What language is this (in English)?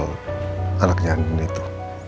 Indonesian